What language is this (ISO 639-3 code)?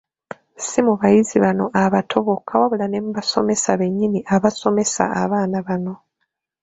lug